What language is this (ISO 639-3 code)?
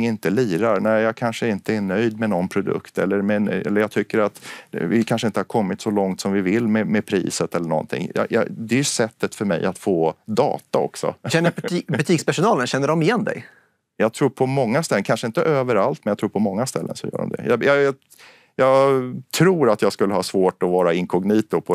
swe